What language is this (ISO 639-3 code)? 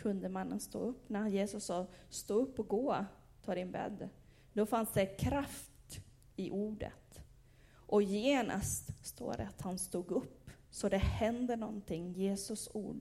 swe